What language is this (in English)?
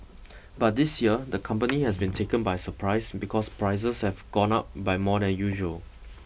English